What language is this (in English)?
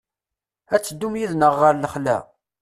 Kabyle